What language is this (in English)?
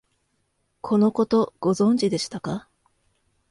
Japanese